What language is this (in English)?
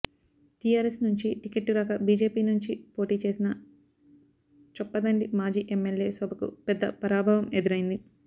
Telugu